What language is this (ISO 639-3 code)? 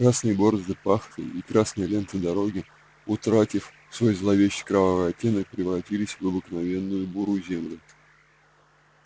rus